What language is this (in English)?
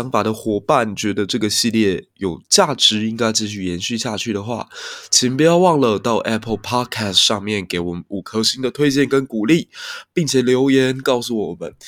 Chinese